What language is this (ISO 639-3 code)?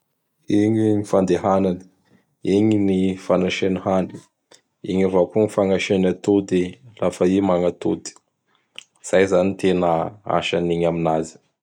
bhr